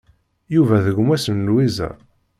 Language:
Kabyle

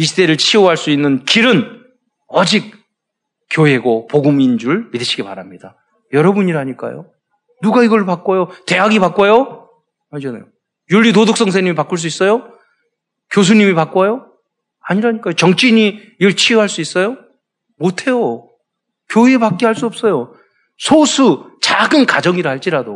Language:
Korean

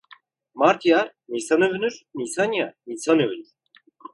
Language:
Turkish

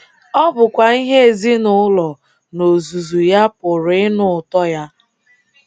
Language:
Igbo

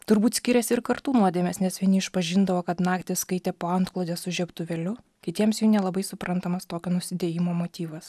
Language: Lithuanian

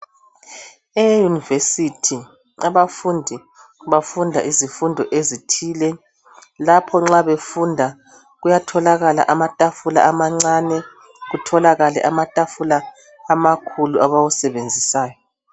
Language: North Ndebele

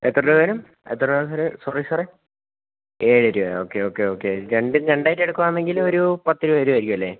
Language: Malayalam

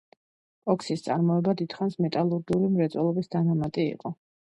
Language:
Georgian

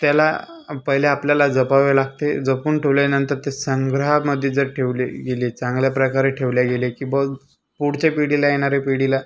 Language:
Marathi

